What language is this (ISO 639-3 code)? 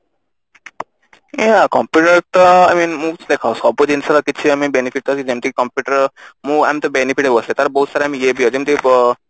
ori